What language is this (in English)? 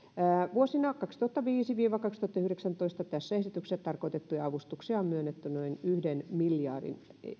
Finnish